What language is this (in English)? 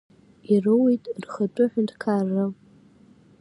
Abkhazian